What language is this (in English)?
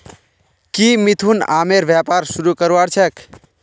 Magahi